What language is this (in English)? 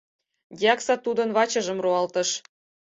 Mari